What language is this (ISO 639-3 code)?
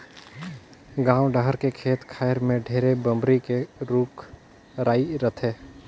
hne